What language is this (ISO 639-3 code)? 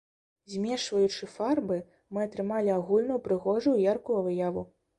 bel